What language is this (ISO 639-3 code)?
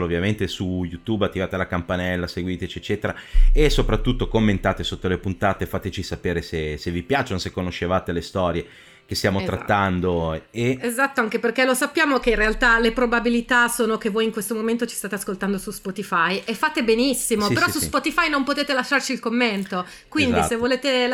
ita